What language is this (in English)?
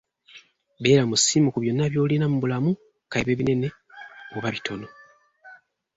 Ganda